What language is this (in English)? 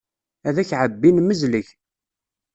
Kabyle